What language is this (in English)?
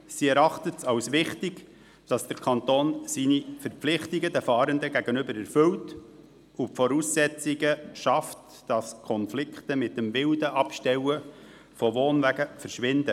Swiss German